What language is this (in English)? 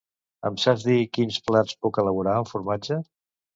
Catalan